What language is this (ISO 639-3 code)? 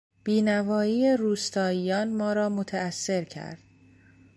fas